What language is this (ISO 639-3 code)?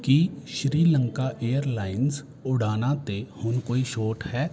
pan